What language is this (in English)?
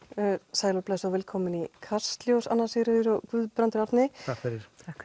Icelandic